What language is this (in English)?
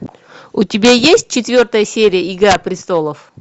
Russian